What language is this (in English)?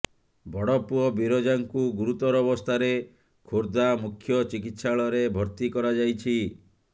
Odia